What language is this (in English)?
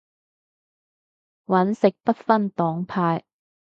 Cantonese